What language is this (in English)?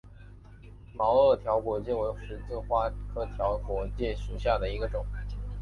Chinese